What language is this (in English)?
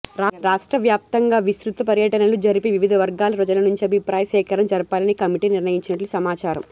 Telugu